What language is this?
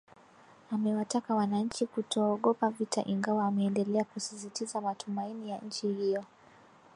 Swahili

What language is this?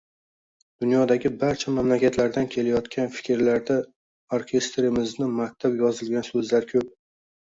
Uzbek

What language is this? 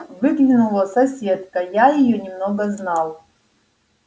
Russian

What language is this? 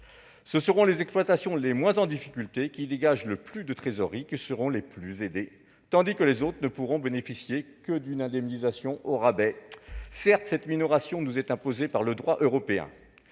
French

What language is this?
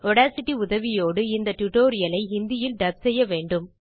Tamil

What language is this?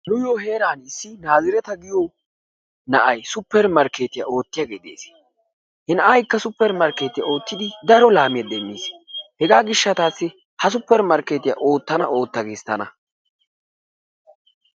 Wolaytta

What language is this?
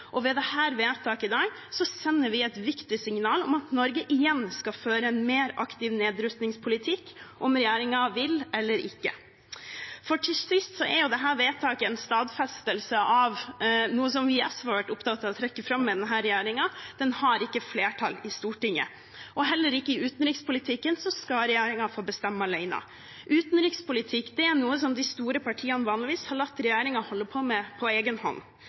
Norwegian Bokmål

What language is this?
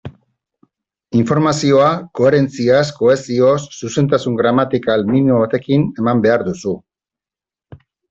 Basque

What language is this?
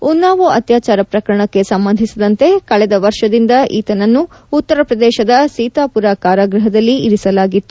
Kannada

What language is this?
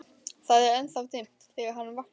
Icelandic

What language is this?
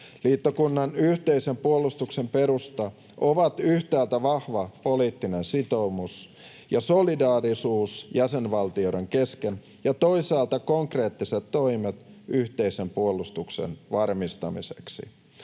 Finnish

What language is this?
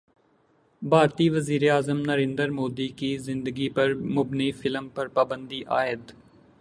Urdu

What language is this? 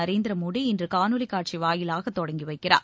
Tamil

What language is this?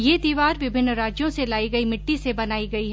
Hindi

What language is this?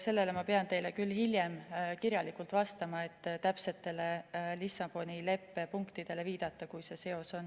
Estonian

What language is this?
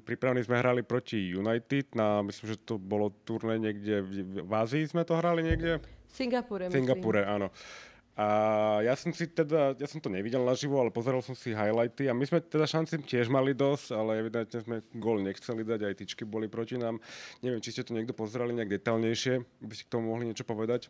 Slovak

